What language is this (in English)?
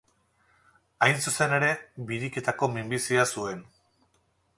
Basque